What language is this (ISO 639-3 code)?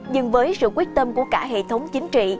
vie